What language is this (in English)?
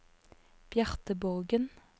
Norwegian